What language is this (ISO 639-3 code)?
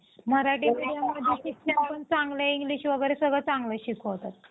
mar